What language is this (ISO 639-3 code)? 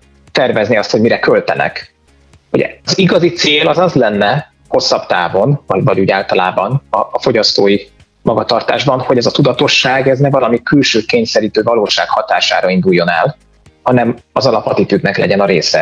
hun